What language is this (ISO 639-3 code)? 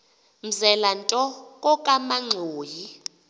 xho